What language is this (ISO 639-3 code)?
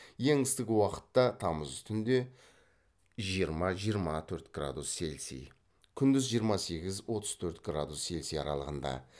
kaz